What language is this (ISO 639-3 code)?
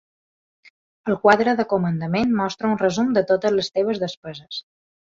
cat